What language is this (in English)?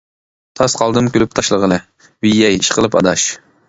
Uyghur